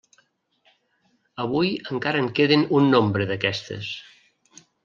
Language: Catalan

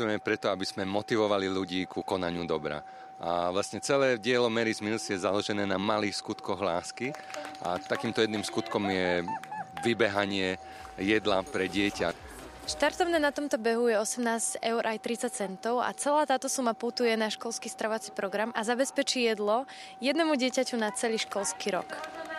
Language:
Slovak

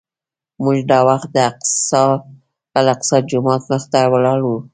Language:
Pashto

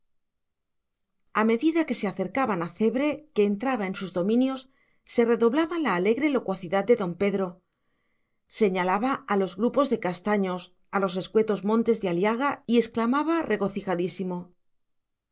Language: Spanish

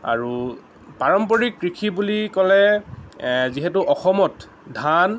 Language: Assamese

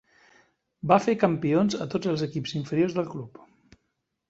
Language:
Catalan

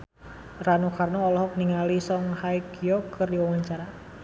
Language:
Sundanese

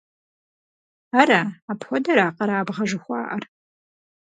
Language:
Kabardian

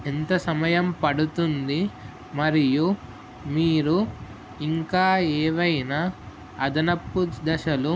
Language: Telugu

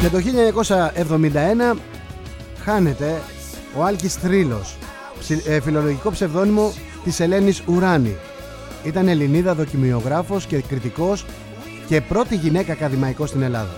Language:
Greek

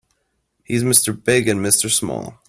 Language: English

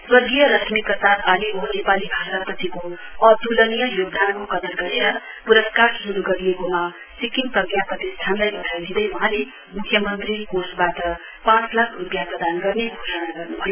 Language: Nepali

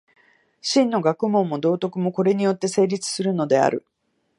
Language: Japanese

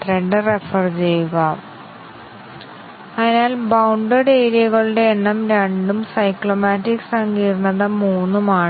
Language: Malayalam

